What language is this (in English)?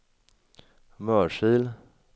Swedish